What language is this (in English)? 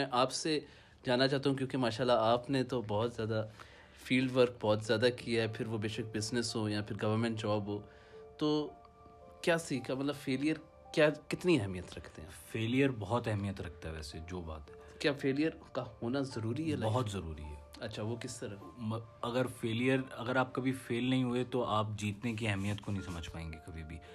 Urdu